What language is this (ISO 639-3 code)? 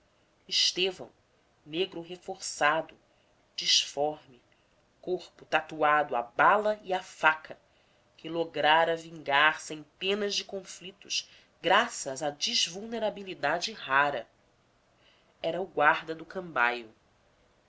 por